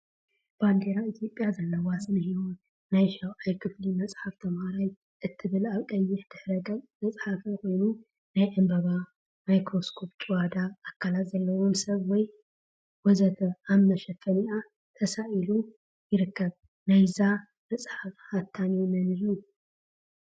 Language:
Tigrinya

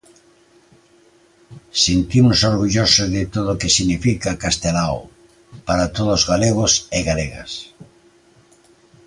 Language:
Galician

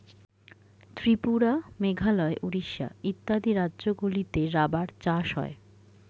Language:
Bangla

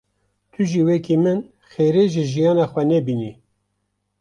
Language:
Kurdish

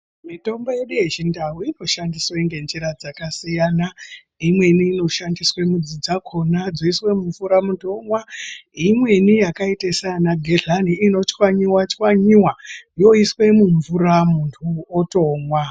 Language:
Ndau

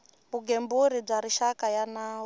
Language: Tsonga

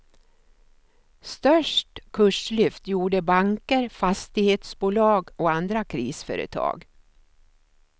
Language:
Swedish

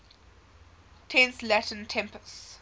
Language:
English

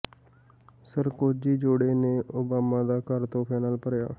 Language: Punjabi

